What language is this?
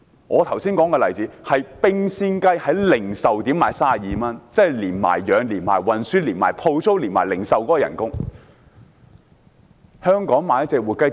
Cantonese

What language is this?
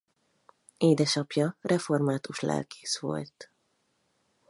Hungarian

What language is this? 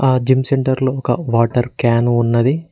Telugu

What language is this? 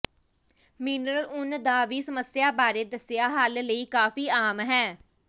Punjabi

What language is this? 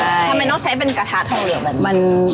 Thai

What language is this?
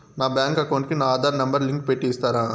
Telugu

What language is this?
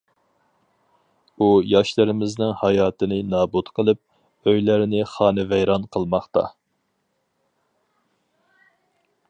Uyghur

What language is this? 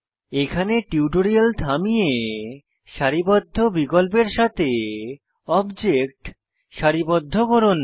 Bangla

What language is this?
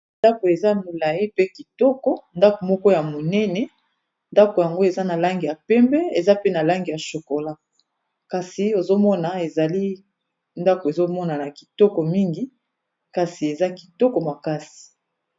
Lingala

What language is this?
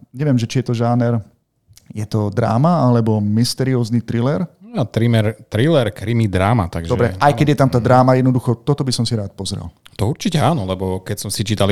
Slovak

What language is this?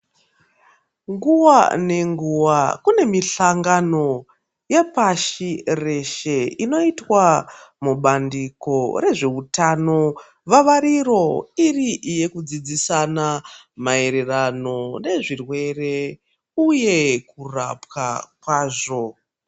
Ndau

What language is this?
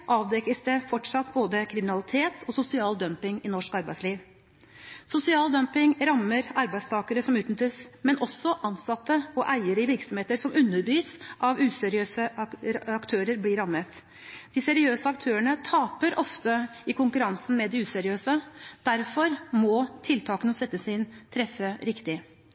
Norwegian Bokmål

